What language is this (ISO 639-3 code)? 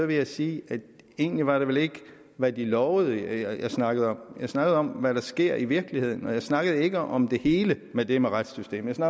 dan